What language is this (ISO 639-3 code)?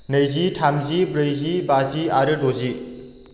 brx